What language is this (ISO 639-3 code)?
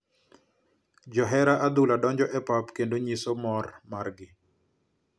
luo